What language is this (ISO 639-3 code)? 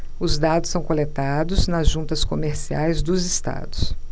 por